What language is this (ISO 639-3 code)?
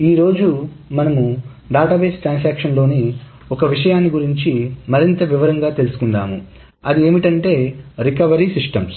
tel